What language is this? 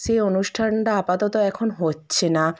Bangla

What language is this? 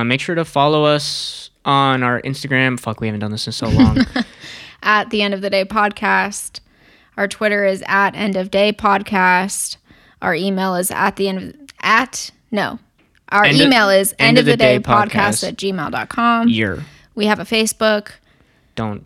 English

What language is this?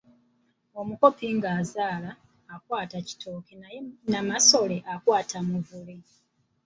Ganda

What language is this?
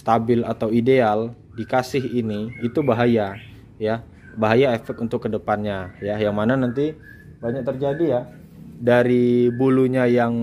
Indonesian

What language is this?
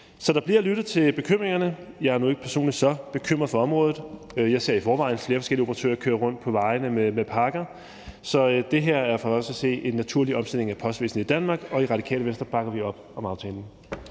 Danish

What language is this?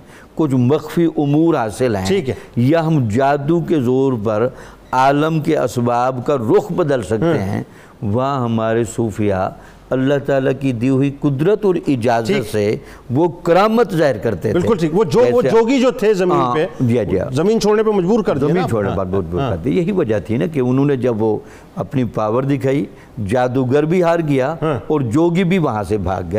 Urdu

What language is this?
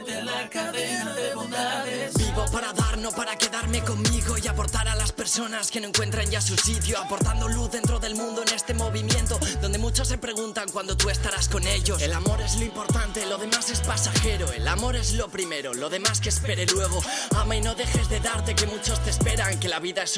Spanish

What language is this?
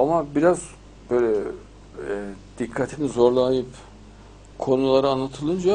Turkish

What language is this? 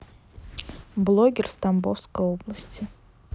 Russian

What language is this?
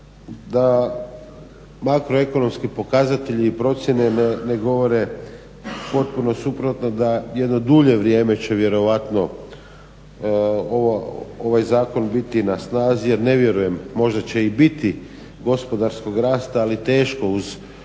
Croatian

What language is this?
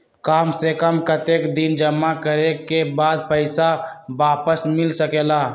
Magahi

